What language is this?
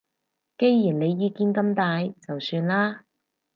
Cantonese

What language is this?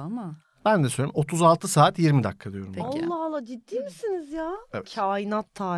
Turkish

